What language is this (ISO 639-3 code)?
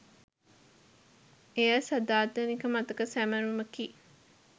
sin